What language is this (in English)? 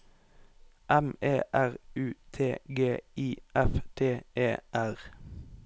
Norwegian